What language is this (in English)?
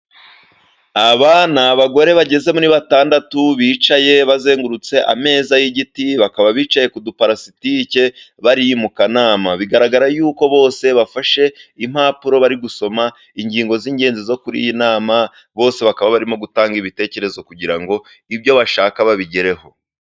Kinyarwanda